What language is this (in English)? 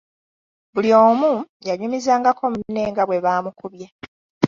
Ganda